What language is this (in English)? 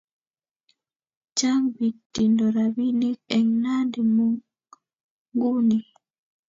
Kalenjin